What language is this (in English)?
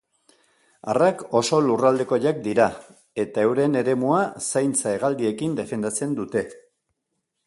Basque